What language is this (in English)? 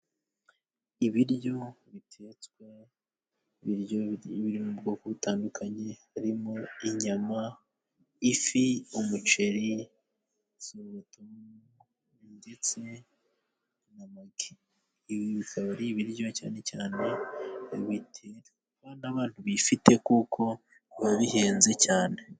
Kinyarwanda